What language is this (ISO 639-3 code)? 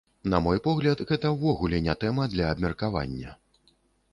bel